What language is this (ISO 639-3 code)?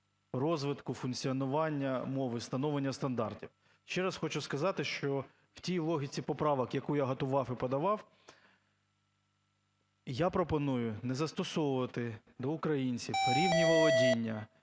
ukr